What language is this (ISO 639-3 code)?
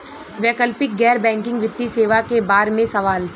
bho